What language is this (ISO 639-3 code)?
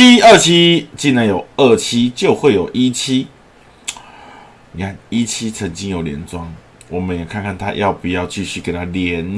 zho